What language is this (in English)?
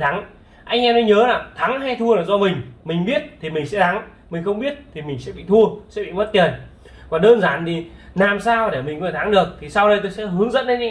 Vietnamese